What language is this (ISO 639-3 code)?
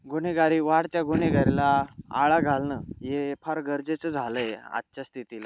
mar